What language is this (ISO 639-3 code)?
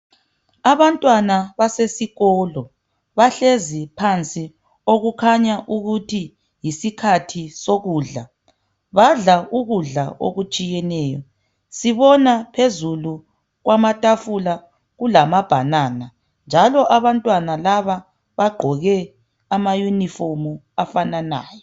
nde